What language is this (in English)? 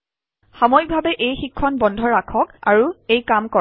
Assamese